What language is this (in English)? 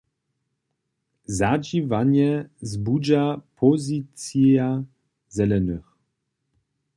Upper Sorbian